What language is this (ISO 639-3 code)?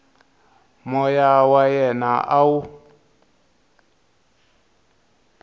tso